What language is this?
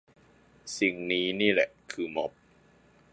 Thai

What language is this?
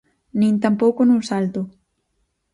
Galician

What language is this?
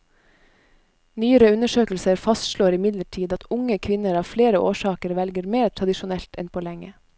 Norwegian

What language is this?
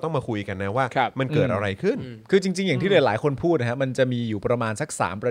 Thai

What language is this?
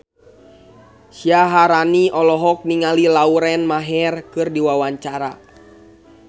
Sundanese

